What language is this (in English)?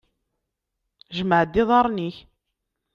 Kabyle